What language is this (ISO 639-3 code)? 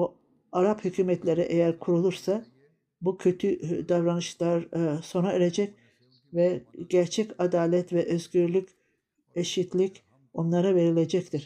tur